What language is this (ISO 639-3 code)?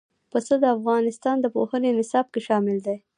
pus